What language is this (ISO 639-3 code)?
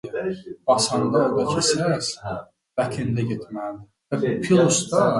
eng